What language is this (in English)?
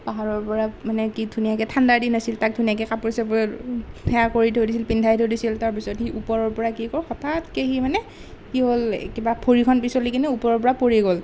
Assamese